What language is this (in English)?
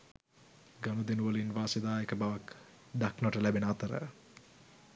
Sinhala